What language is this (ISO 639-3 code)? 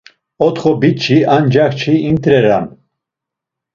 lzz